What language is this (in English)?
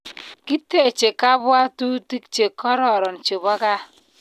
Kalenjin